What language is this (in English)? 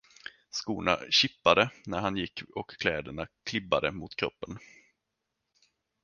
Swedish